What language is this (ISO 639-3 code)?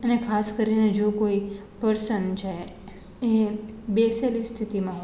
guj